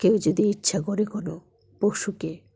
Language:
Bangla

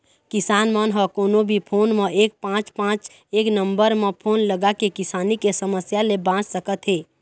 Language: Chhattisgarhi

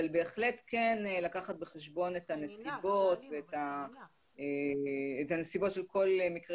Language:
Hebrew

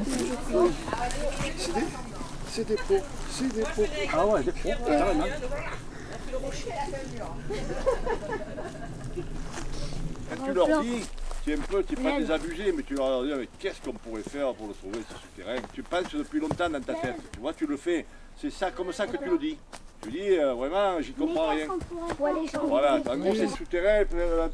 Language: French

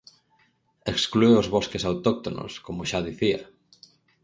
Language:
Galician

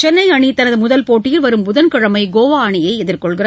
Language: Tamil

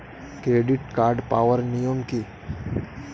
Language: Bangla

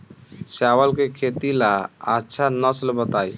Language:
Bhojpuri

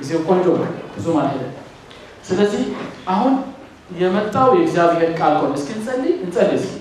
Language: Amharic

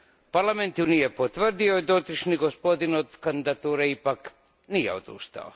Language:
Croatian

